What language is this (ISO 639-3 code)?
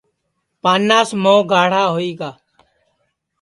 ssi